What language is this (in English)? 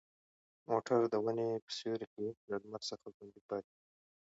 Pashto